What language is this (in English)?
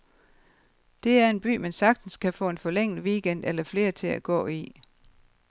Danish